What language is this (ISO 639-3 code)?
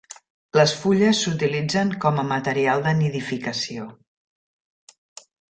cat